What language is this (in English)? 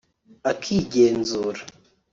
Kinyarwanda